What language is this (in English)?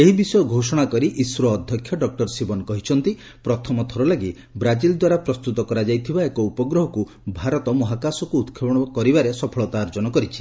Odia